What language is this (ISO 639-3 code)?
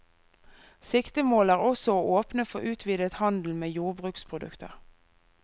nor